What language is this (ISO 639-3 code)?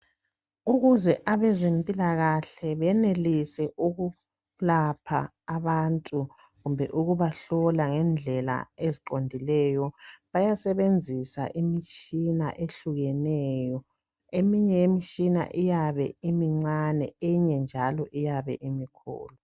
nde